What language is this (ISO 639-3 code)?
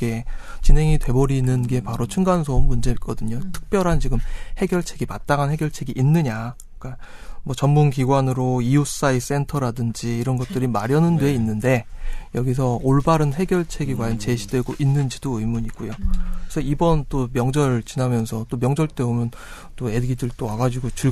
kor